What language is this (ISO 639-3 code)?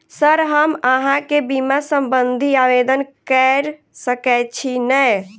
mai